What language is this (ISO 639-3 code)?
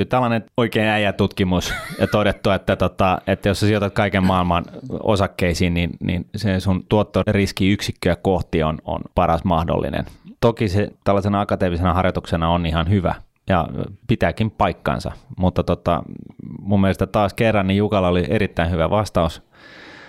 fin